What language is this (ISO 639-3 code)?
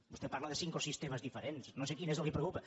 cat